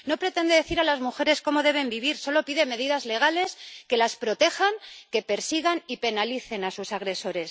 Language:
Spanish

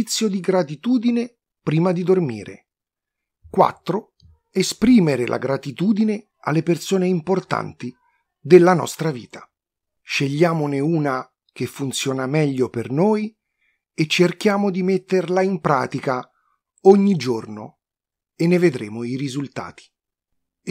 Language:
Italian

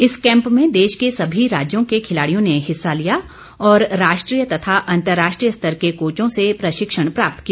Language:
Hindi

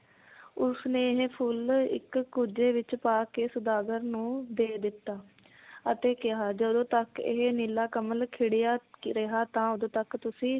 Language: Punjabi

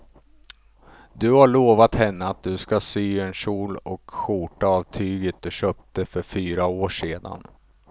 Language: Swedish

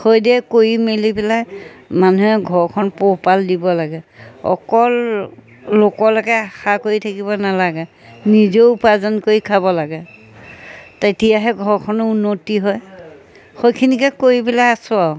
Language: Assamese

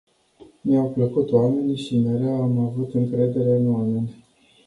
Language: Romanian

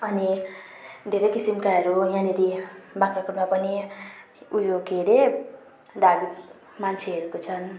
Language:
Nepali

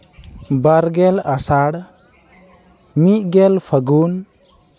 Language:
Santali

